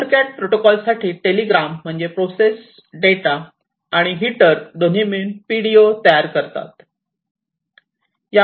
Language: Marathi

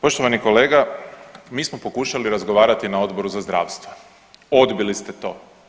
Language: Croatian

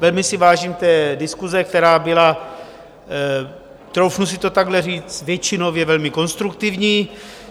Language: Czech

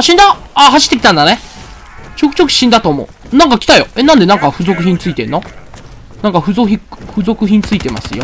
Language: Japanese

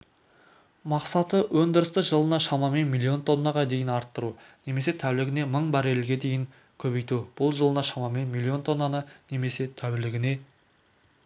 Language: Kazakh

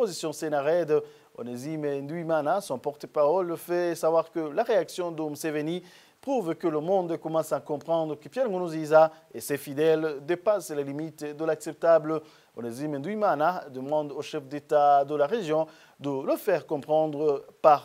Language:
French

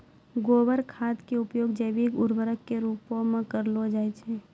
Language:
Maithili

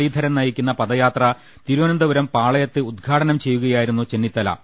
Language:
Malayalam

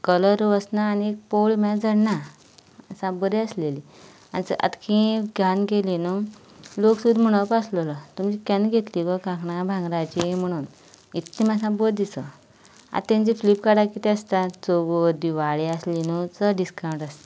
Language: Konkani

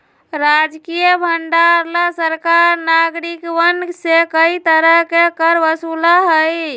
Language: Magahi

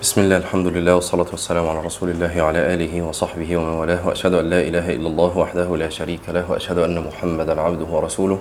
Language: Arabic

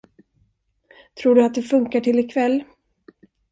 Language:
Swedish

